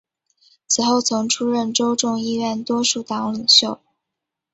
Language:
Chinese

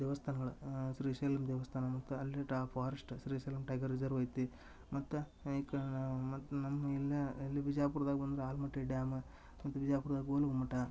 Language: Kannada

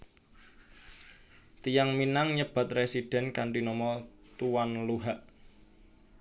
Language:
Javanese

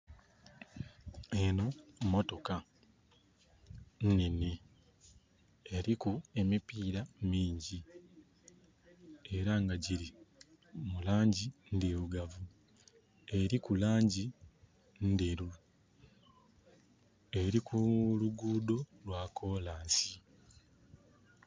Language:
Soga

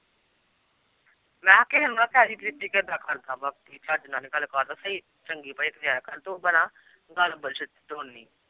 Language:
Punjabi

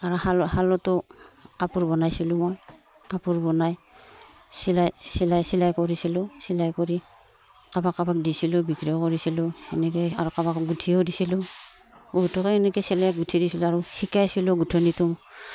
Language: Assamese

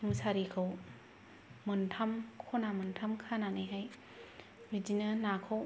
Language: Bodo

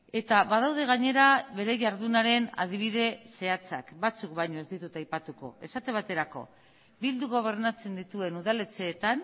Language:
Basque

